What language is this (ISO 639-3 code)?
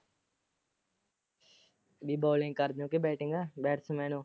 pan